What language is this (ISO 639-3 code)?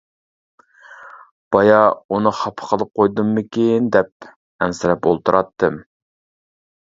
uig